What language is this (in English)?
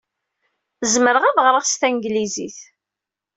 Kabyle